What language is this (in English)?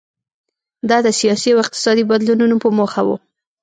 Pashto